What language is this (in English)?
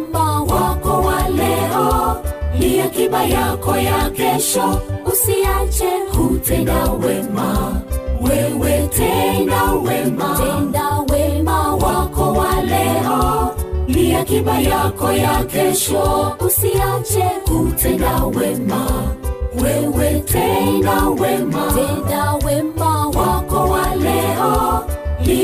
Swahili